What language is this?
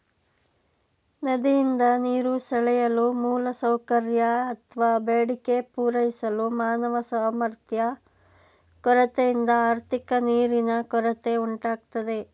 Kannada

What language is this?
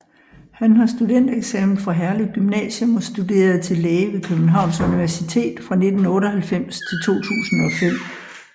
Danish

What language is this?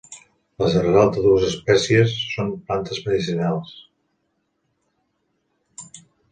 Catalan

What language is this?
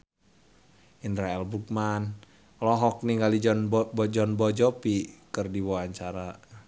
Sundanese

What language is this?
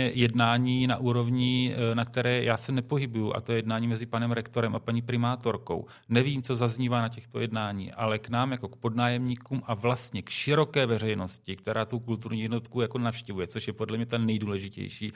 Czech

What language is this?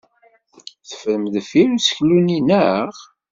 Kabyle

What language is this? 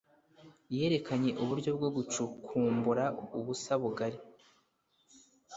Kinyarwanda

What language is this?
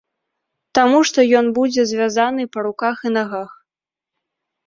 Belarusian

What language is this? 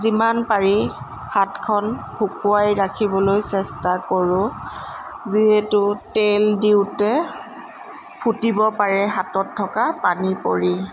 Assamese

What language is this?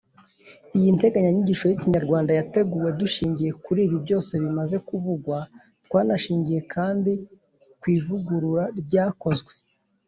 Kinyarwanda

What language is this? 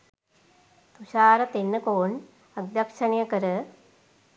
Sinhala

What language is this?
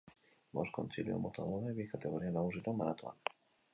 Basque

